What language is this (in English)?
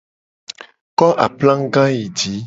Gen